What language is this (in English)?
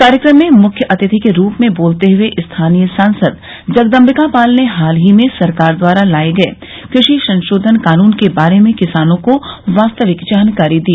Hindi